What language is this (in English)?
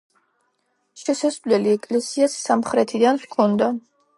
Georgian